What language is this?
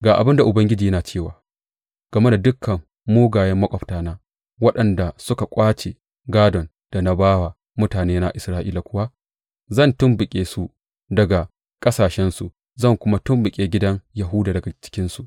Hausa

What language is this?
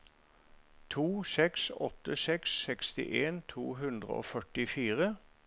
Norwegian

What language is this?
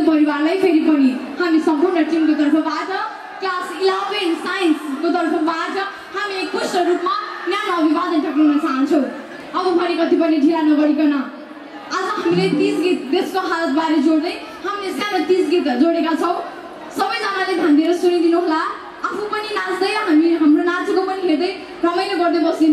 Thai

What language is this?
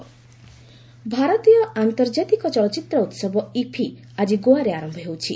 Odia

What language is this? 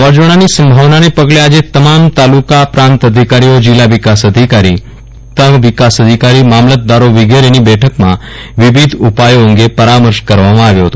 Gujarati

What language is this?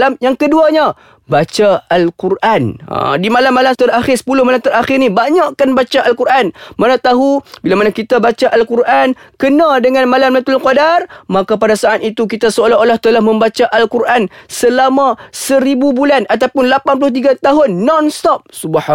Malay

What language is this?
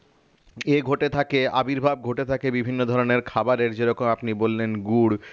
Bangla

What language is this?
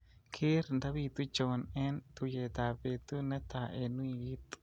Kalenjin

